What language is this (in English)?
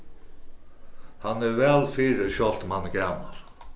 Faroese